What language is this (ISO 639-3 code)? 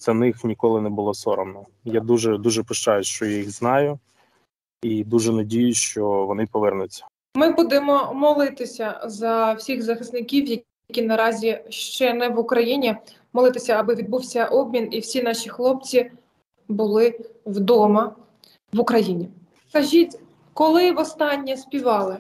ukr